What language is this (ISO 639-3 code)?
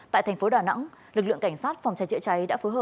vie